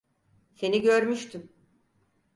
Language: Turkish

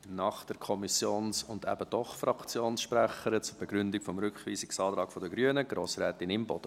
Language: Swiss German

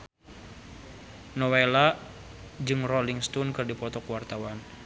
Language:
Sundanese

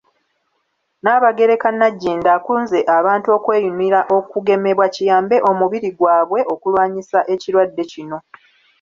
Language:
Ganda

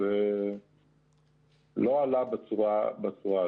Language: Hebrew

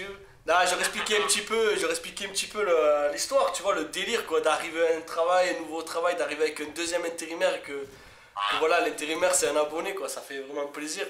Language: French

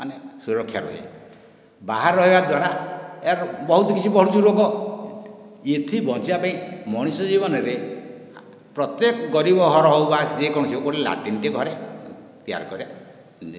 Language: Odia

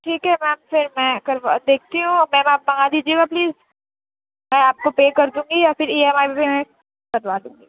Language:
Urdu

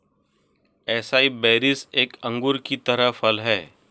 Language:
Hindi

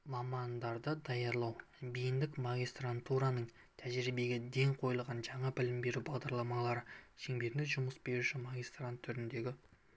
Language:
Kazakh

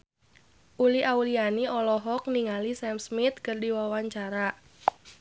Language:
Sundanese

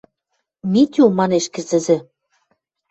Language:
Western Mari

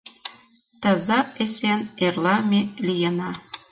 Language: Mari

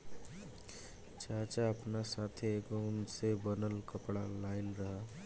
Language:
Bhojpuri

